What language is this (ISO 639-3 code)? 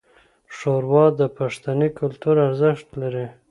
pus